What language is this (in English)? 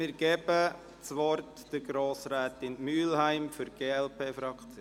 Swiss German